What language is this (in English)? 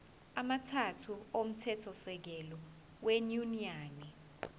Zulu